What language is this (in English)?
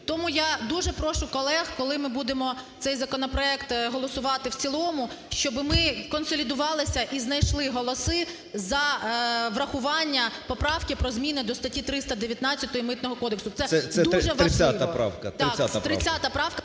Ukrainian